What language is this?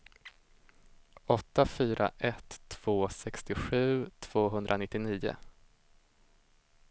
Swedish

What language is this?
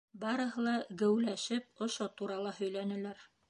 Bashkir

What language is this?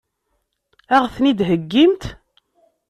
Kabyle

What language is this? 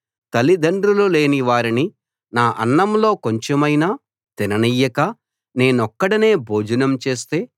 Telugu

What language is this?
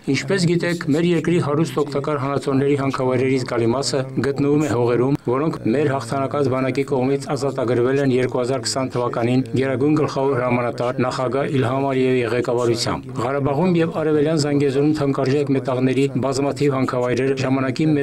Turkish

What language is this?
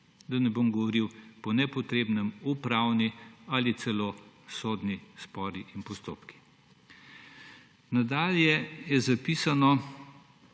Slovenian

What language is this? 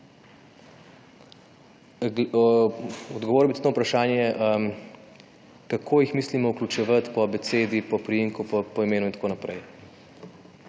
Slovenian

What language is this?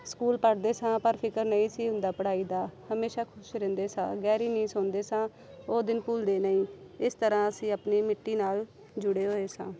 Punjabi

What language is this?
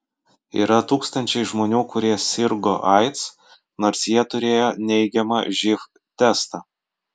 Lithuanian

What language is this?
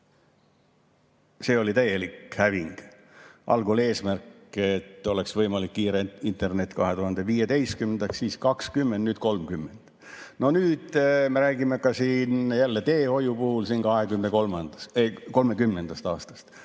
Estonian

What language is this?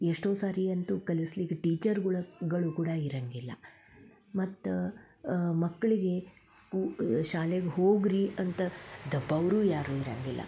Kannada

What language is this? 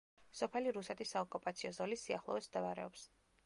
Georgian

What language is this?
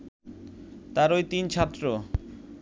Bangla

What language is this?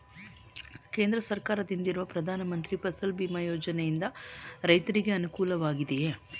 Kannada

